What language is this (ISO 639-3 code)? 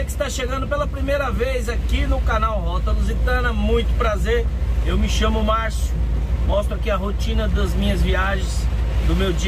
por